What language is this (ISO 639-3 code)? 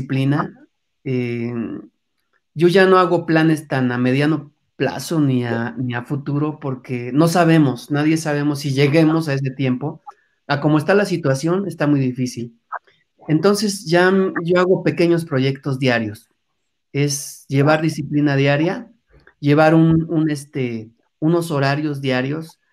spa